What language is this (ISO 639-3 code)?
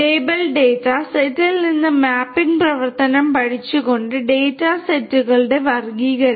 mal